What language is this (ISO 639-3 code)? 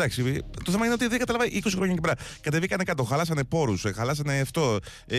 ell